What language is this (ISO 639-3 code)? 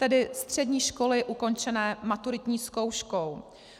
ces